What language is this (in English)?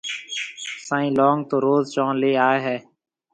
Marwari (Pakistan)